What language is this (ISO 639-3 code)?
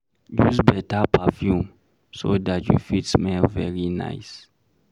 pcm